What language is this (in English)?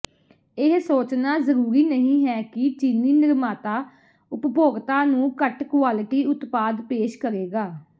Punjabi